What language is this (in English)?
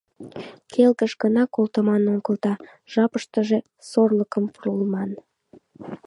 Mari